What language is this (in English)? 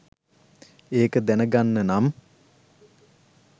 Sinhala